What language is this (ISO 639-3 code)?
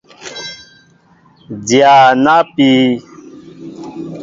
mbo